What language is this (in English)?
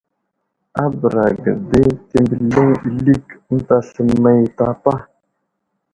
Wuzlam